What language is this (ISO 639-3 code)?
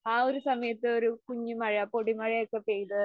mal